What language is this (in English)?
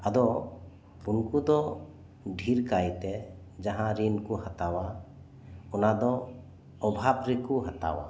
Santali